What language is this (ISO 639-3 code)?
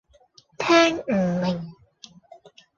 yue